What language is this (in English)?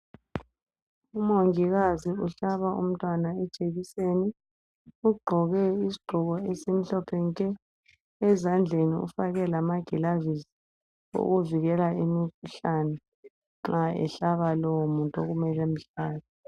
North Ndebele